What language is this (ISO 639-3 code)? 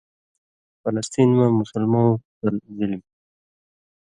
mvy